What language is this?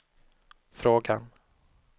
Swedish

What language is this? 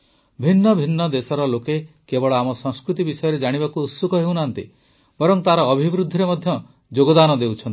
Odia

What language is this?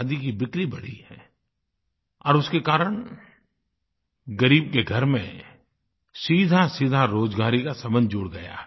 Hindi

